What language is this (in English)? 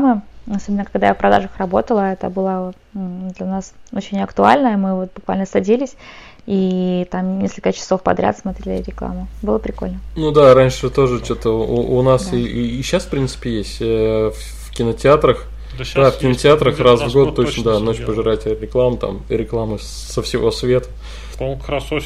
Russian